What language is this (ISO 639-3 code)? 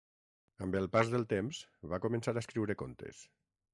cat